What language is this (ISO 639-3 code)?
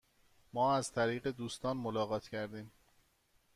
fas